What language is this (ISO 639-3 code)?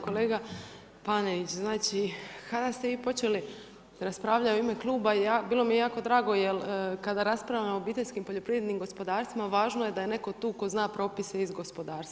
hrv